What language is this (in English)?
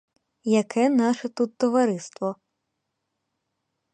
Ukrainian